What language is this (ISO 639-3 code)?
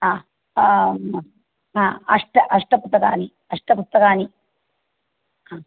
san